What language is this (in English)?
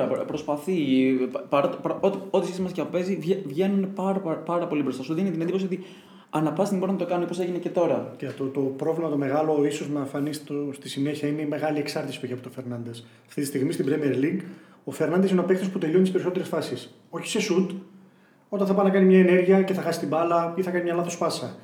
Greek